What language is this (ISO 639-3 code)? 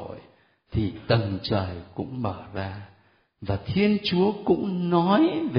vie